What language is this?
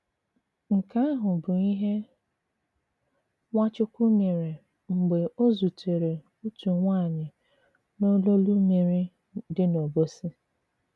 Igbo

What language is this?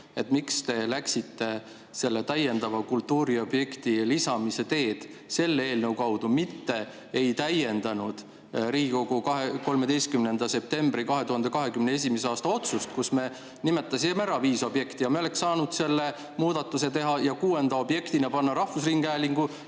Estonian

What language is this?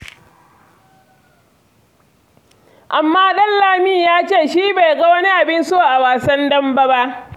Hausa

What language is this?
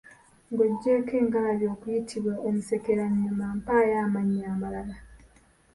Ganda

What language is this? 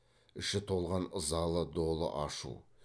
Kazakh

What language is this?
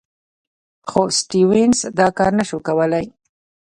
Pashto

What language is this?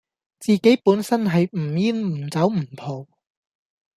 Cantonese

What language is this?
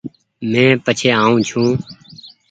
Goaria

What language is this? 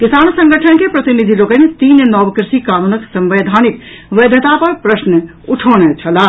Maithili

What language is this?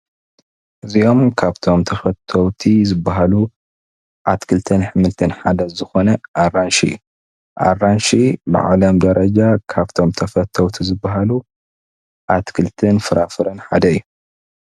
Tigrinya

